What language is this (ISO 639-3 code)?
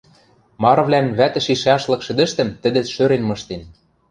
mrj